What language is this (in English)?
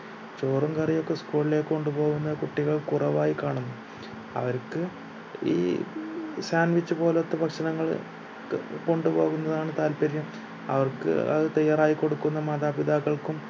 Malayalam